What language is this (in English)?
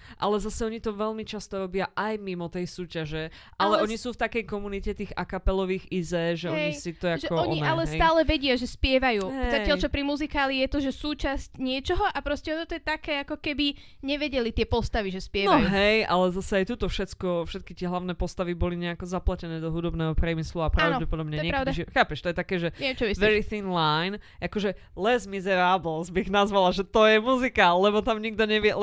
Slovak